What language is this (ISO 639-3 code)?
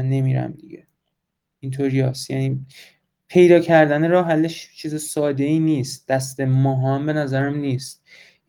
fas